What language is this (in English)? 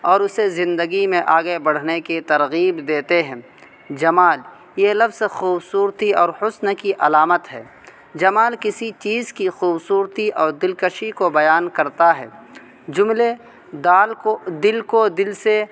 Urdu